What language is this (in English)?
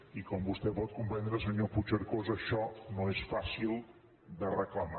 Catalan